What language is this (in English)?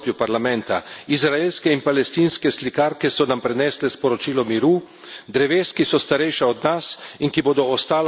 Slovenian